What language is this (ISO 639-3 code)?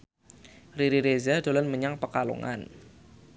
jav